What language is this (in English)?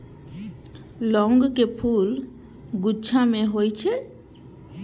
Maithili